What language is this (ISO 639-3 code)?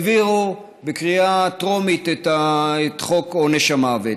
heb